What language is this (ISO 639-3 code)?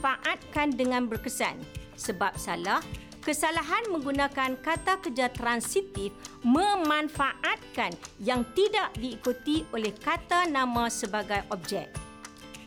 msa